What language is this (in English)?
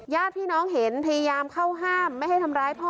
Thai